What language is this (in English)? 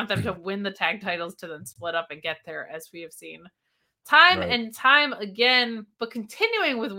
English